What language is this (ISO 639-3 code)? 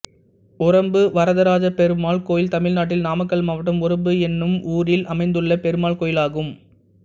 tam